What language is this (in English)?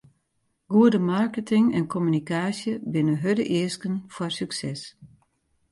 Western Frisian